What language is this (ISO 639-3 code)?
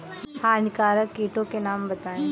hin